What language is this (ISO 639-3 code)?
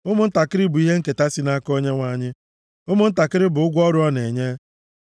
ibo